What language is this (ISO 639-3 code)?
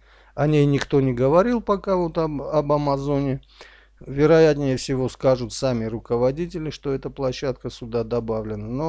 rus